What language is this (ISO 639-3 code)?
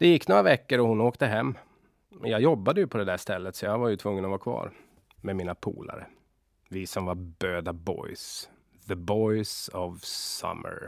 swe